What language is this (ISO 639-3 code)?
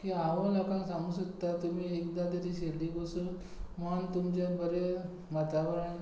kok